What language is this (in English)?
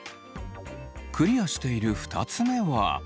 Japanese